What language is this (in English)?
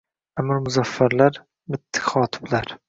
Uzbek